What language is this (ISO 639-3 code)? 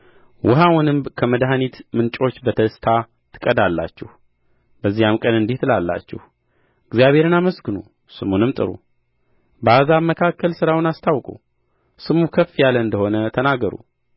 amh